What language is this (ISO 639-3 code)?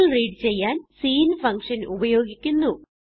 mal